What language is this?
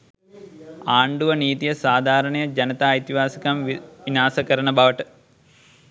Sinhala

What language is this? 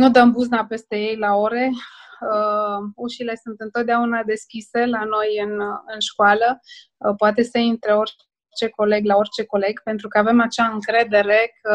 Romanian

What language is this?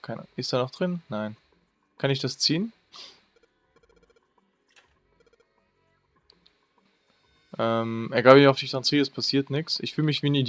German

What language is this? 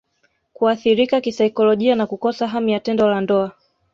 Swahili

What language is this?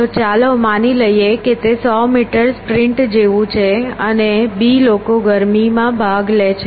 Gujarati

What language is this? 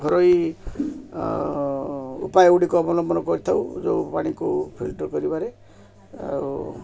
Odia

